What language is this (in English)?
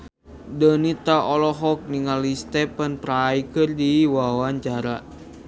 Sundanese